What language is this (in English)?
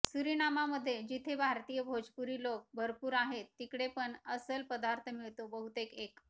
Marathi